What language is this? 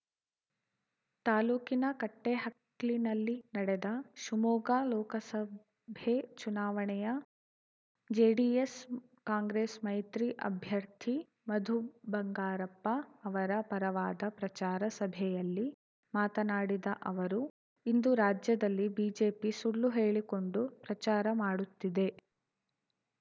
Kannada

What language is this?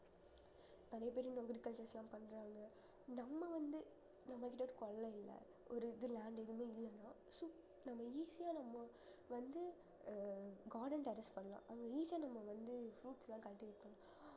Tamil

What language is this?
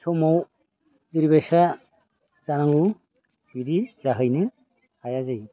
Bodo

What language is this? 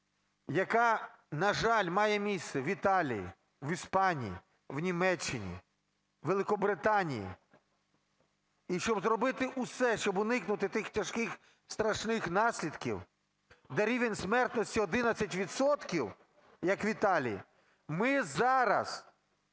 Ukrainian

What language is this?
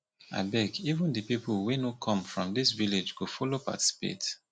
Nigerian Pidgin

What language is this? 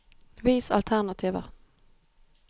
Norwegian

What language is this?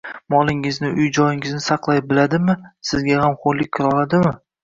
Uzbek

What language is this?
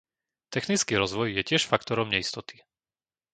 Slovak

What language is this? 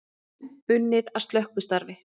Icelandic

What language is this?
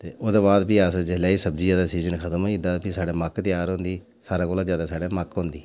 Dogri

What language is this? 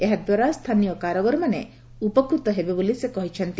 Odia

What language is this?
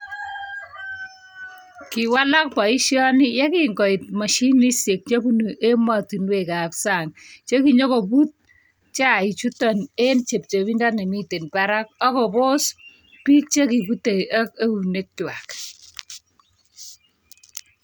Kalenjin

